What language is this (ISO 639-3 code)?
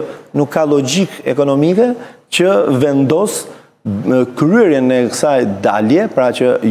ron